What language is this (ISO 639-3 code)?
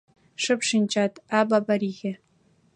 chm